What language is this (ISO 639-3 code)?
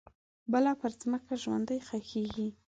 pus